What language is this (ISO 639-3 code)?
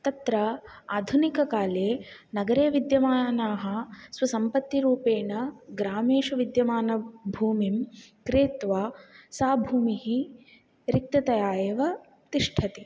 san